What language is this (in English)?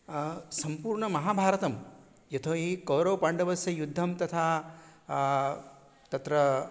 Sanskrit